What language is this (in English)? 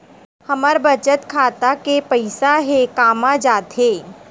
Chhattisgarhi